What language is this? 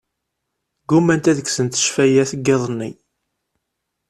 Kabyle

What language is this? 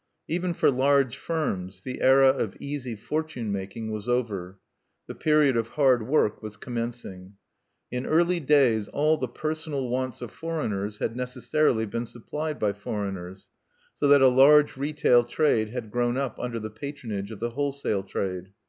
English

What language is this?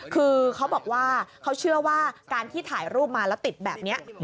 Thai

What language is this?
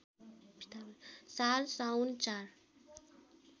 Nepali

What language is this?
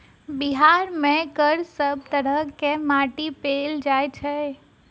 Maithili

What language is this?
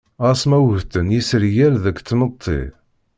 Kabyle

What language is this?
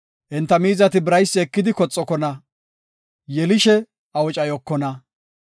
Gofa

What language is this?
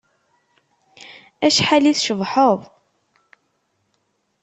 Kabyle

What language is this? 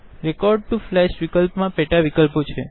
Gujarati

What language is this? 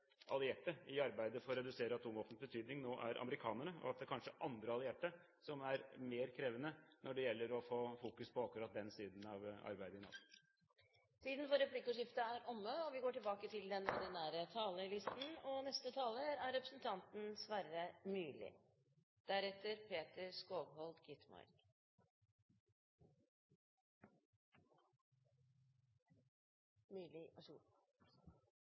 Norwegian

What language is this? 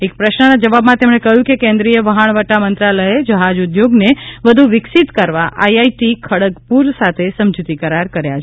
Gujarati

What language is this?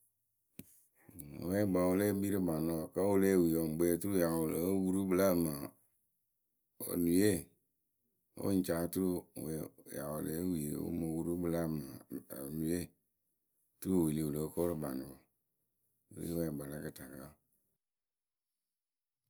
Akebu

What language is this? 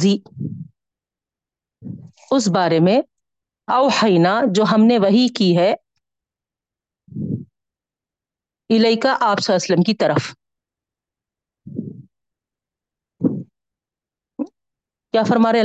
Urdu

